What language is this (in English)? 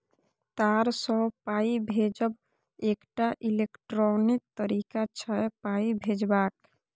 Maithili